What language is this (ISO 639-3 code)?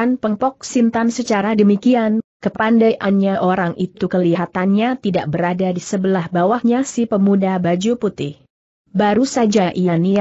ind